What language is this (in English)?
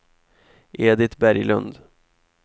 Swedish